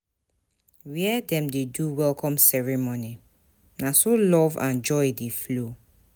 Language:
Nigerian Pidgin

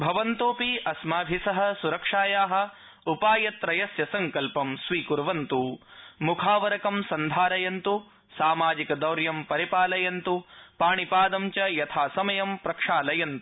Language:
Sanskrit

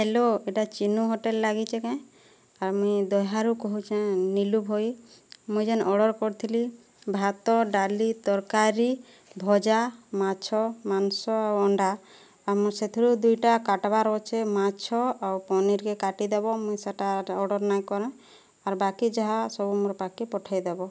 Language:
Odia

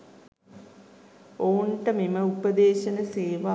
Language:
Sinhala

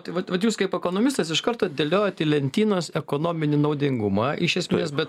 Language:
Lithuanian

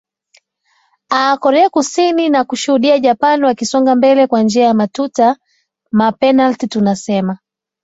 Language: Swahili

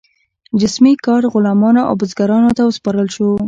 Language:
Pashto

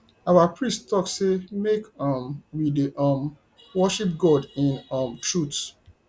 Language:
Nigerian Pidgin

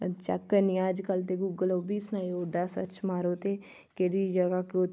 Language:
Dogri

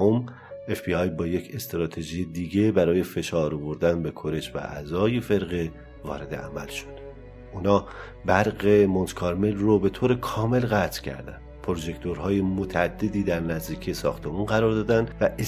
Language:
Persian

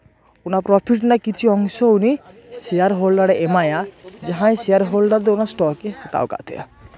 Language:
Santali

